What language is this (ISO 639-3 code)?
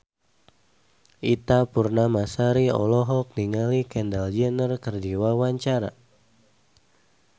sun